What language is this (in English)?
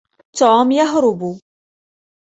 Arabic